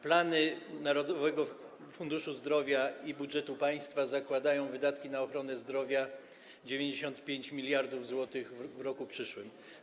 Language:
Polish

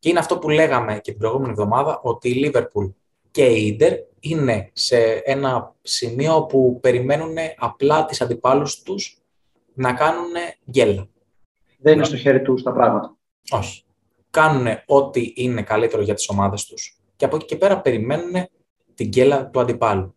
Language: Greek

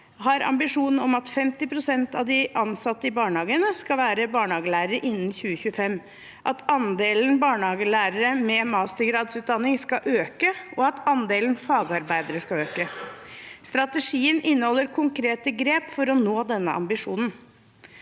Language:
Norwegian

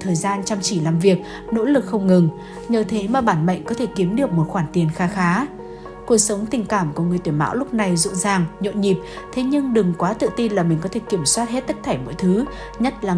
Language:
Vietnamese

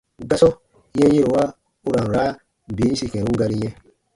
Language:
Baatonum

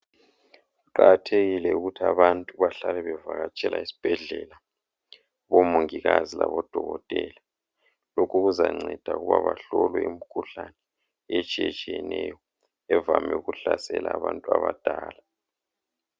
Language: North Ndebele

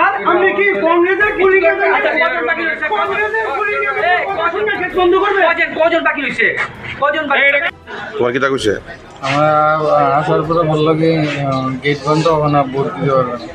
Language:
Bangla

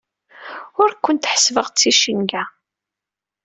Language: Kabyle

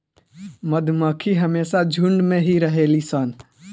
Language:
Bhojpuri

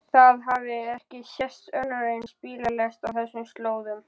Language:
Icelandic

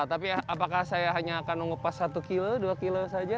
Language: Indonesian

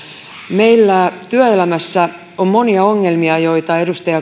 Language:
Finnish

